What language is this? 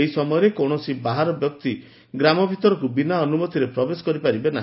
Odia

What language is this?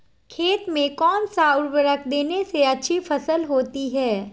Magahi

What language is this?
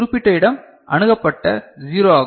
Tamil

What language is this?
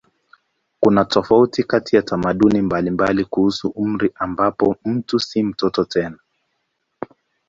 Swahili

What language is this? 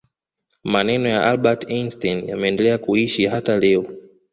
Swahili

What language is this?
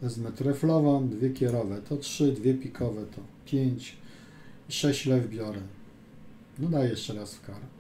Polish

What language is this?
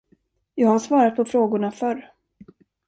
Swedish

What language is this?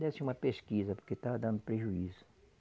Portuguese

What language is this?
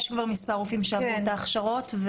Hebrew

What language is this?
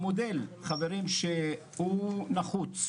Hebrew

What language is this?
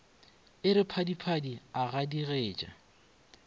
Northern Sotho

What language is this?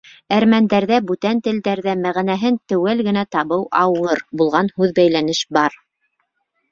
Bashkir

